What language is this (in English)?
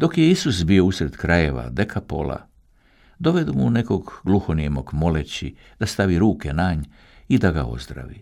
Croatian